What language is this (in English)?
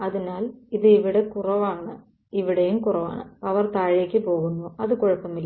Malayalam